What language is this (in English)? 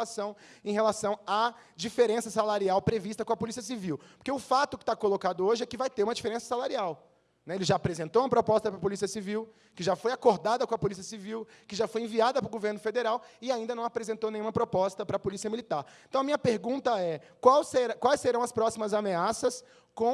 Portuguese